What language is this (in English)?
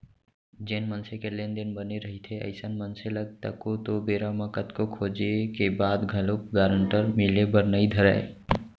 Chhattisgarhi